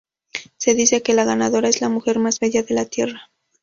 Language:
Spanish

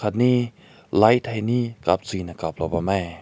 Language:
Rongmei Naga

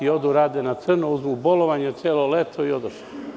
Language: Serbian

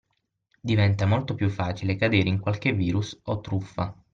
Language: Italian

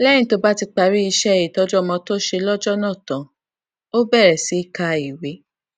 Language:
Yoruba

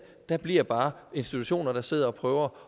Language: Danish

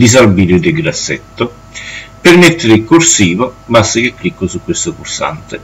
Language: Italian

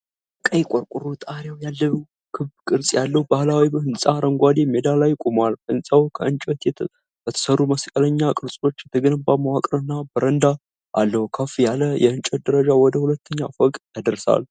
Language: Amharic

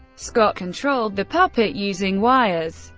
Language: English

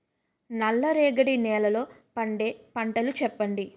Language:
Telugu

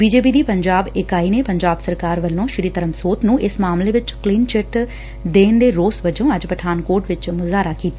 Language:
Punjabi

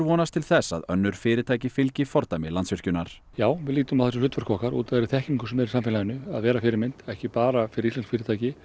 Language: Icelandic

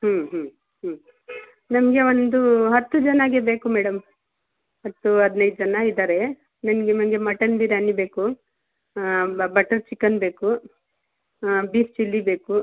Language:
Kannada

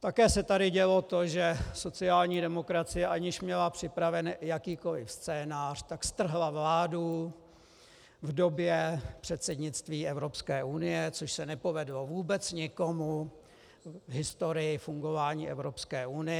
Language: Czech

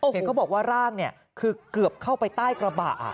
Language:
Thai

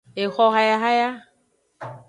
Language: Aja (Benin)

